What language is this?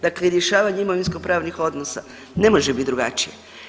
Croatian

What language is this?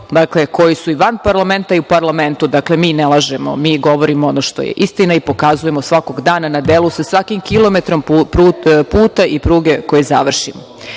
Serbian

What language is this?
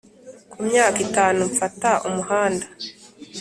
Kinyarwanda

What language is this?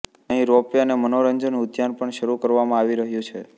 Gujarati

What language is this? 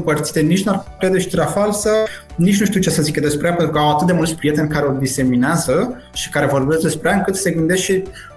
Romanian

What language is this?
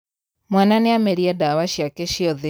Kikuyu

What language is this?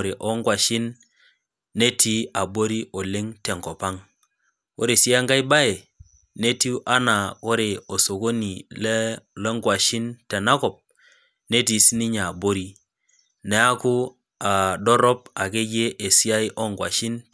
Masai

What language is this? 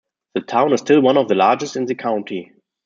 English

